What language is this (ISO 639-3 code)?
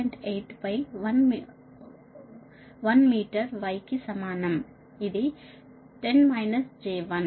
tel